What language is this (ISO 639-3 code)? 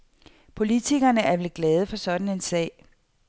dan